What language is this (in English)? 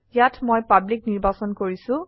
Assamese